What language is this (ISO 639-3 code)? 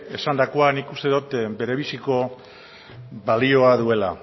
eus